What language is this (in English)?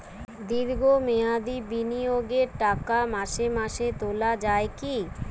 Bangla